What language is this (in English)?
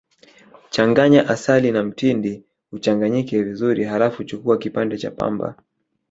Swahili